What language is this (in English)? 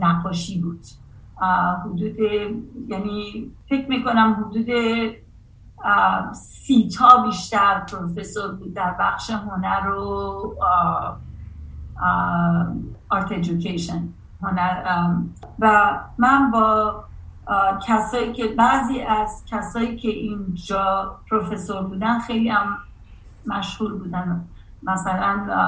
Persian